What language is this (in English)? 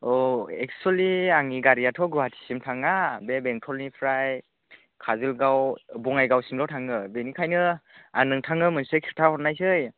Bodo